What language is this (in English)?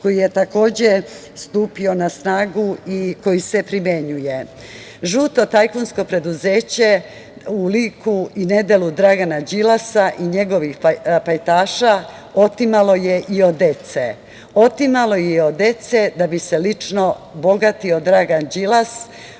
Serbian